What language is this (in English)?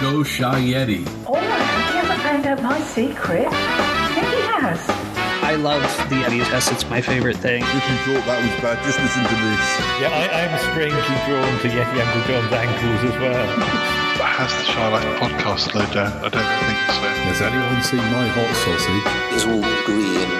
English